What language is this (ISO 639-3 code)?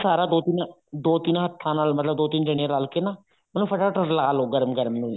pan